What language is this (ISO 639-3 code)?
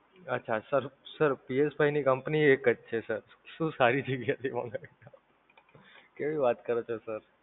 guj